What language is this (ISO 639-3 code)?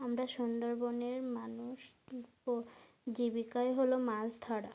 ben